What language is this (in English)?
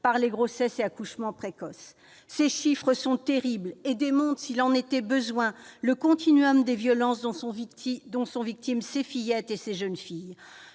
French